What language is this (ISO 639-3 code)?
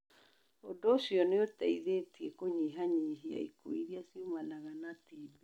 kik